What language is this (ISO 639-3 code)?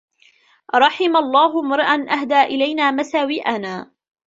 ara